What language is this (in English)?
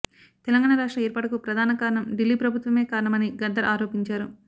Telugu